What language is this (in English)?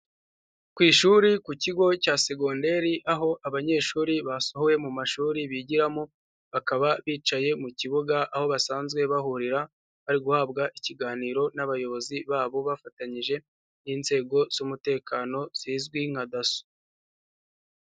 Kinyarwanda